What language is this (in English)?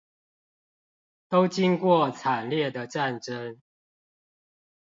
Chinese